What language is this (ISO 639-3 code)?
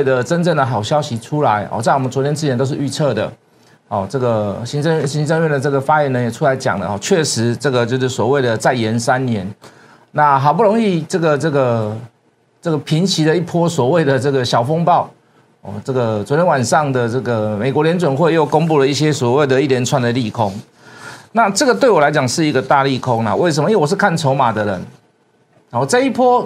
zho